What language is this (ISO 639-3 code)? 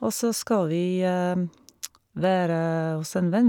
nor